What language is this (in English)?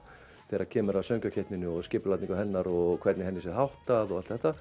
Icelandic